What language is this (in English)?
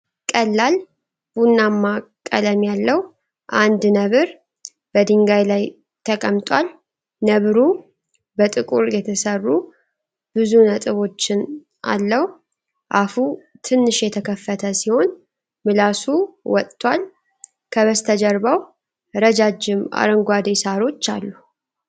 Amharic